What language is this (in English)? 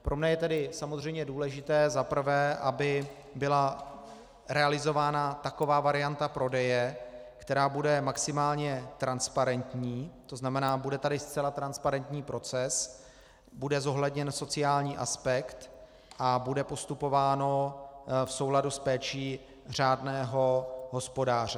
Czech